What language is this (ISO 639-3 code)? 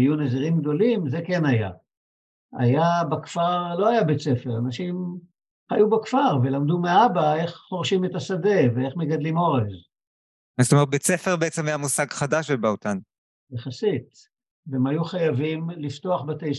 heb